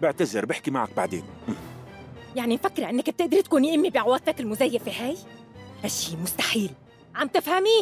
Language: Arabic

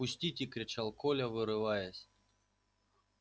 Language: Russian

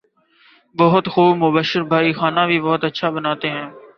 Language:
Urdu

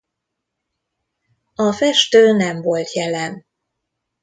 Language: Hungarian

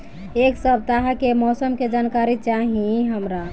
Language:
Bhojpuri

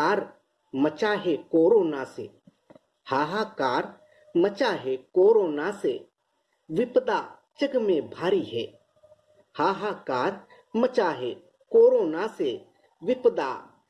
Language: Hindi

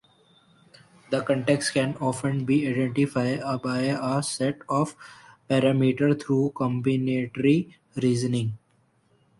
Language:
English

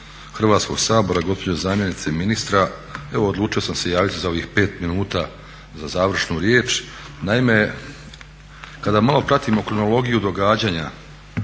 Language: Croatian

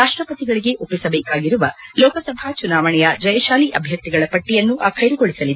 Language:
Kannada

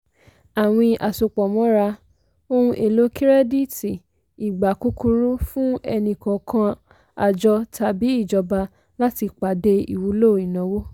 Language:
Yoruba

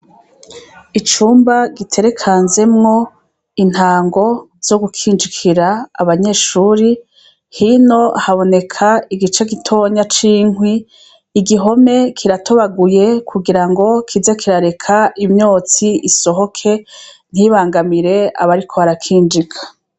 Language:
Rundi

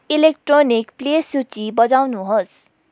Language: Nepali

